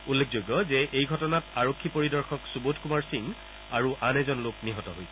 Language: Assamese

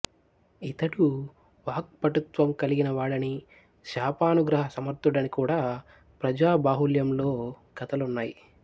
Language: Telugu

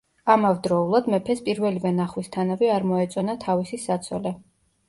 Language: Georgian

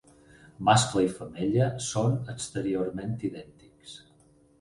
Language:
Catalan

